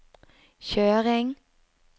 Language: Norwegian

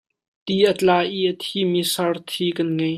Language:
Hakha Chin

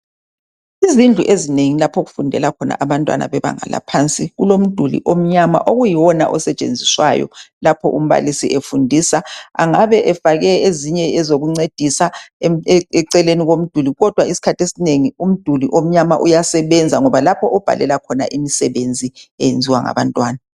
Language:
North Ndebele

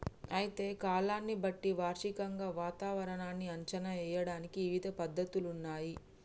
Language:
Telugu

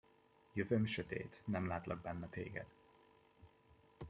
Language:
Hungarian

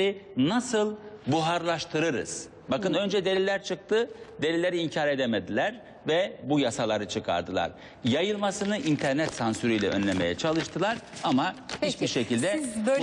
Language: Turkish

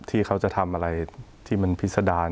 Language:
Thai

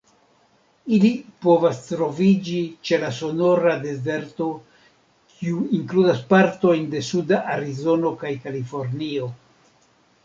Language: Esperanto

